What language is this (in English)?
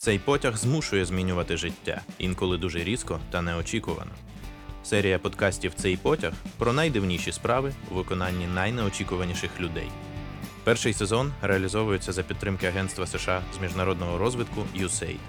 Ukrainian